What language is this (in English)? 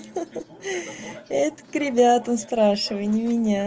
Russian